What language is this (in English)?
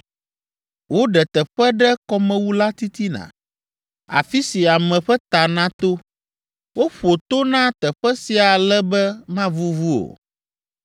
Ewe